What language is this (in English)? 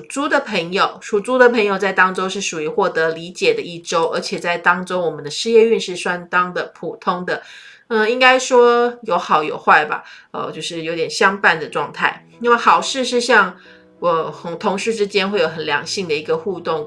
Chinese